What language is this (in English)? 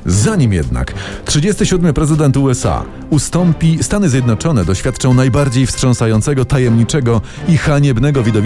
Polish